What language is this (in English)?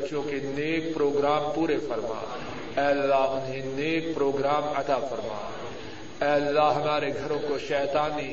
Urdu